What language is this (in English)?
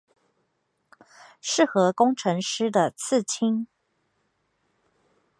Chinese